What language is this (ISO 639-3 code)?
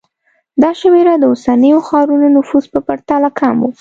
pus